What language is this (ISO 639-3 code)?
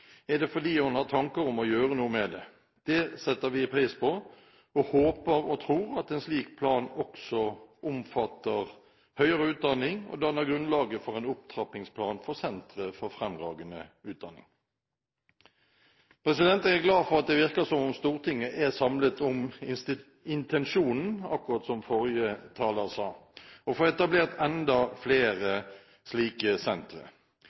nob